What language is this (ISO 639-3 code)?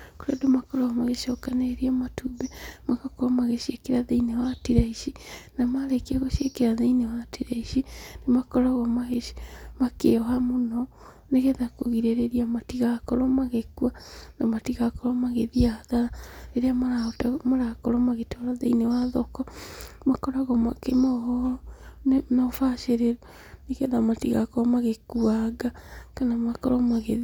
kik